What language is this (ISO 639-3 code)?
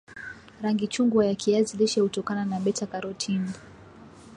swa